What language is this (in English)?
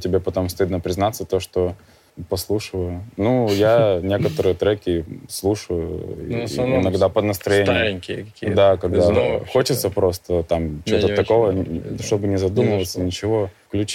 Russian